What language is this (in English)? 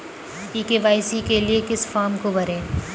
Hindi